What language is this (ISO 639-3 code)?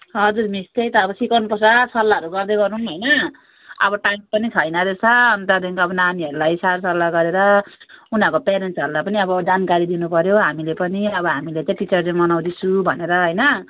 nep